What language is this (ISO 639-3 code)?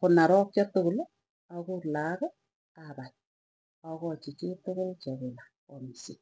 tuy